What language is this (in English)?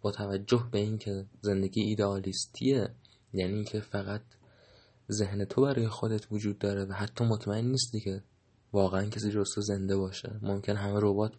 Persian